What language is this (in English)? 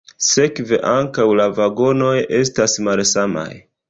Esperanto